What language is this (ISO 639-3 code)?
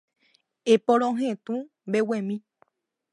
grn